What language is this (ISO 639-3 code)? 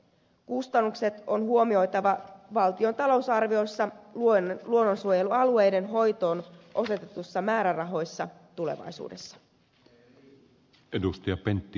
fin